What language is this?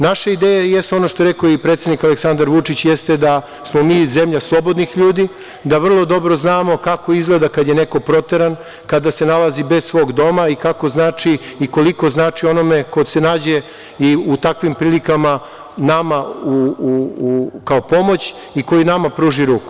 Serbian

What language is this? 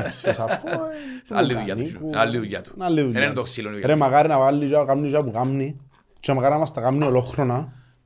Greek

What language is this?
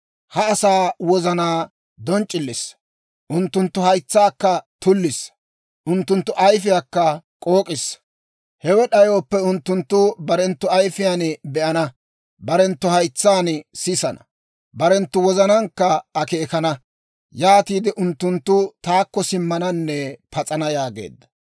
Dawro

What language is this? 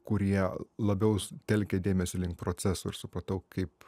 Lithuanian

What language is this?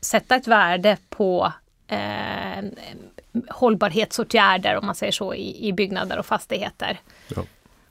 Swedish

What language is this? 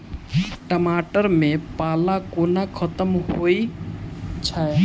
Maithili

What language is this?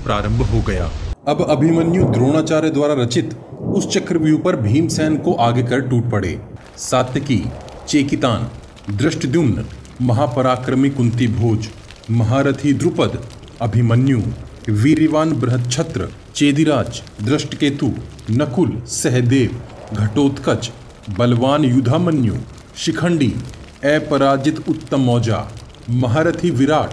Hindi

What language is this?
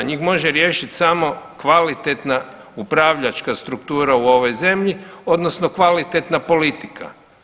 Croatian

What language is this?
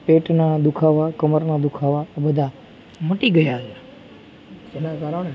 Gujarati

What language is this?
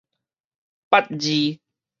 Min Nan Chinese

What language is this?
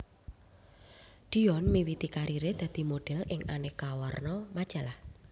Javanese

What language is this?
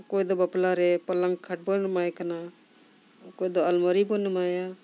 Santali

